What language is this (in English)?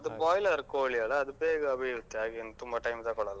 Kannada